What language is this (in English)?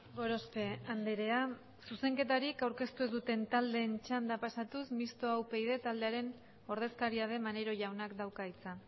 Basque